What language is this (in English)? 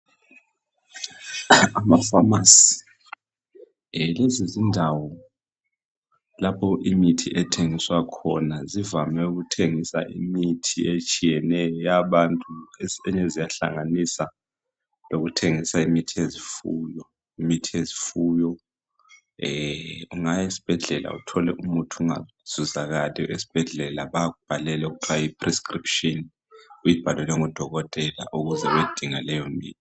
North Ndebele